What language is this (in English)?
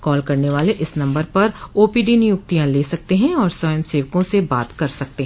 Hindi